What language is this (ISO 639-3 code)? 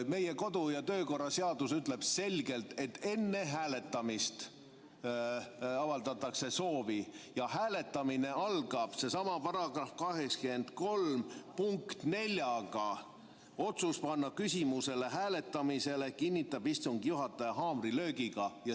est